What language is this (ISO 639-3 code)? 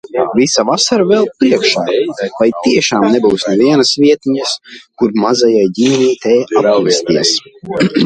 lav